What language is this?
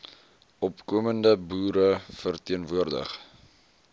Afrikaans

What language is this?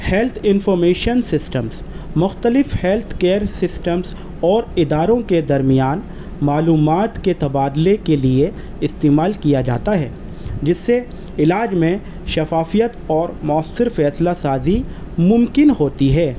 Urdu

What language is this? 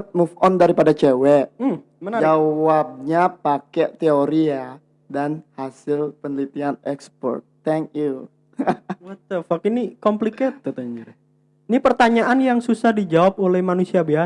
Indonesian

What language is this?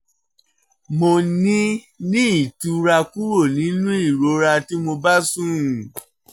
Yoruba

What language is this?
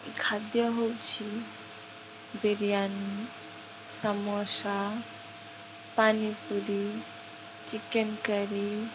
Odia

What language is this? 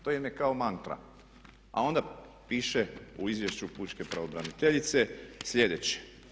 Croatian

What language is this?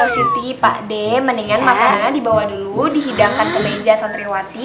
Indonesian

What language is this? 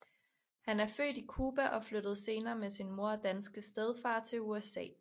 Danish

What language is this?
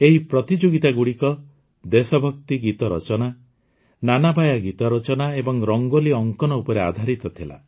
Odia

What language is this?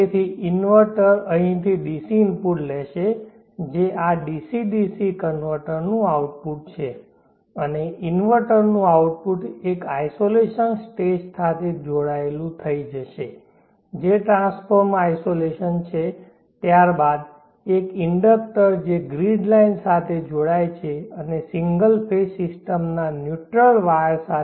Gujarati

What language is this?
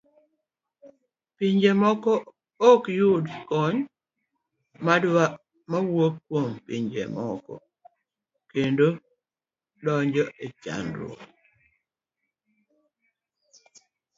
Luo (Kenya and Tanzania)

